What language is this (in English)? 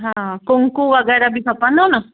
Sindhi